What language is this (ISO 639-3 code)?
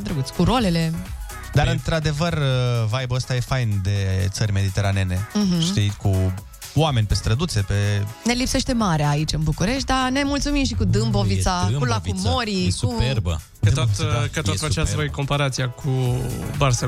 ron